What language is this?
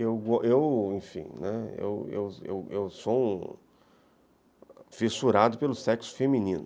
Portuguese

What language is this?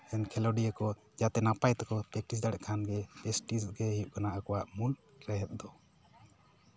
Santali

